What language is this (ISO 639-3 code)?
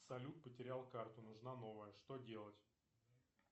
rus